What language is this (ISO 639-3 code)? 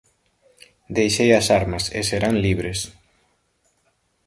glg